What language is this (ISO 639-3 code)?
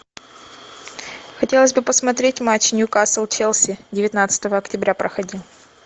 rus